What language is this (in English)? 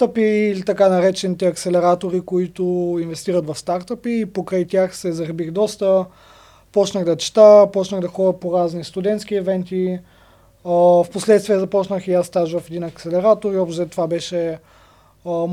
Bulgarian